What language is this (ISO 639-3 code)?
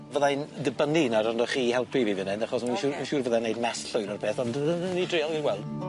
cym